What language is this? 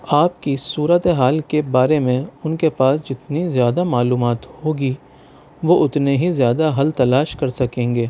Urdu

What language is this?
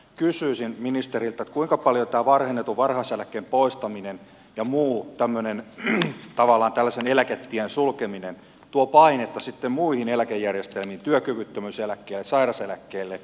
Finnish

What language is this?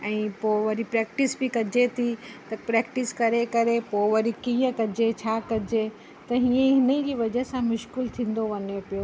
Sindhi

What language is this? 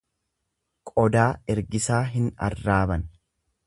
Oromo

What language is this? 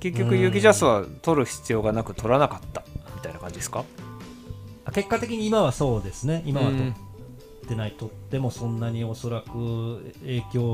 Japanese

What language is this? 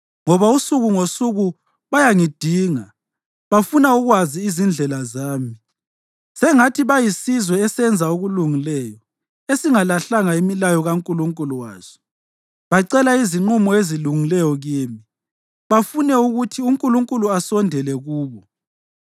North Ndebele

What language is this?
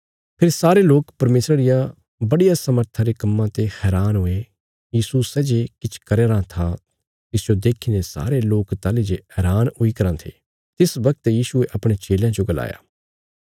Bilaspuri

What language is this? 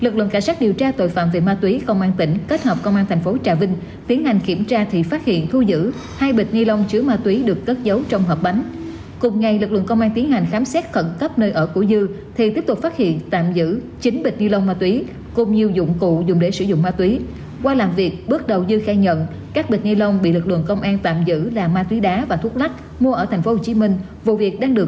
Vietnamese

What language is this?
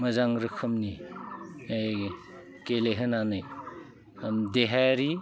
Bodo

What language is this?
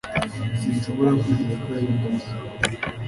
Kinyarwanda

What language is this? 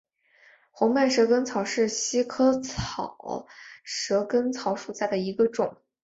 Chinese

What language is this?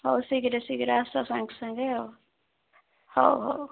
Odia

